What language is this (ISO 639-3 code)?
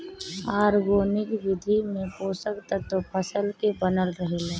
bho